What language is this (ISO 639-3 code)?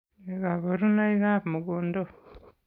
kln